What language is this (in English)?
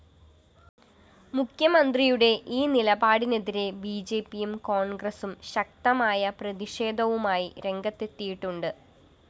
Malayalam